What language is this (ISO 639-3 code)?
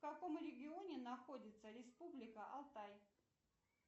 rus